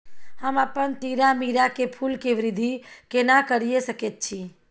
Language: Maithili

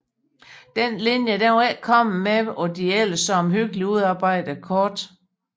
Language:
Danish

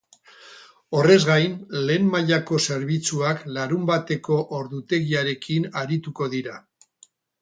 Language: Basque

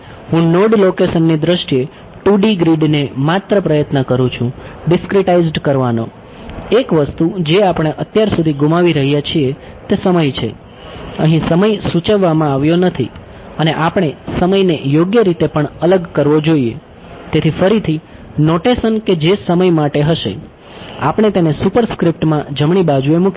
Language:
Gujarati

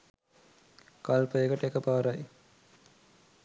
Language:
Sinhala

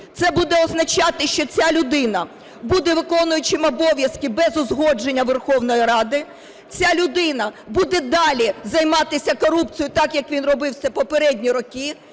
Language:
Ukrainian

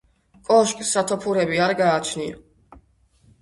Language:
Georgian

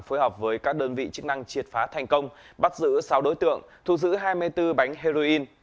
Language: Vietnamese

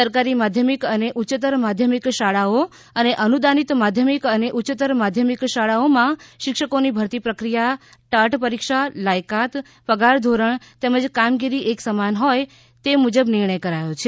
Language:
Gujarati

